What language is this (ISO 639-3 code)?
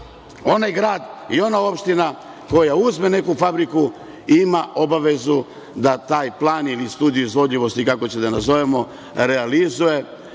srp